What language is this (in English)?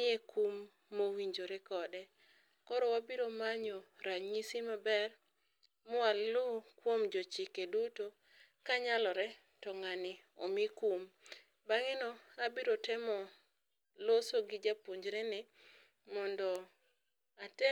Luo (Kenya and Tanzania)